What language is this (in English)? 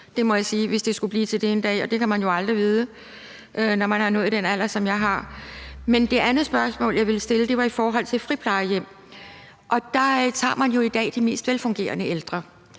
Danish